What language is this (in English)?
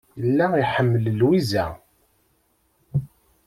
Kabyle